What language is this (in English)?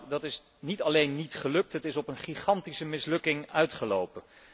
Dutch